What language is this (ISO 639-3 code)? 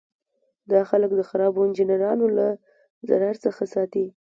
pus